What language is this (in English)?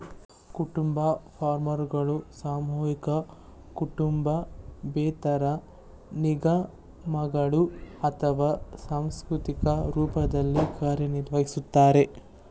Kannada